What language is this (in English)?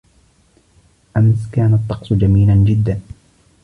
Arabic